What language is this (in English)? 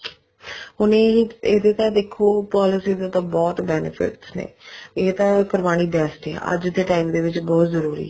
Punjabi